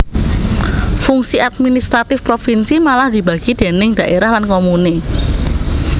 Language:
Javanese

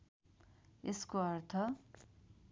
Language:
Nepali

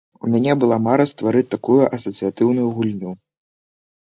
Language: Belarusian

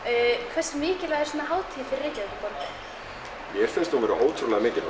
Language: Icelandic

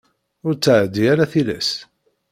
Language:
Kabyle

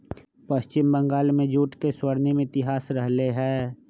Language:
Magahi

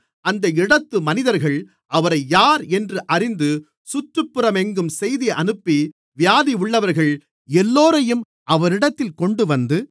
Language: Tamil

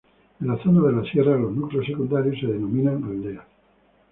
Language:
Spanish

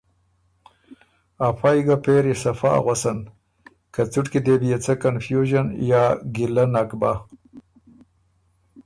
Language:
Ormuri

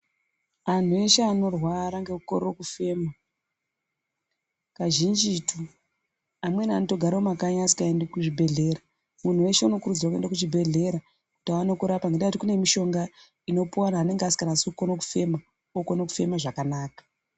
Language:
Ndau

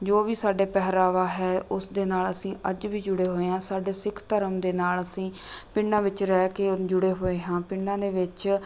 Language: Punjabi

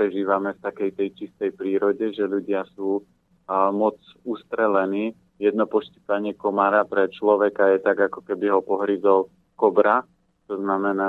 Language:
Slovak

